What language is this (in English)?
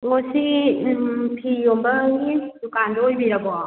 Manipuri